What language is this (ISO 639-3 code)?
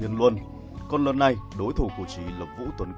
vie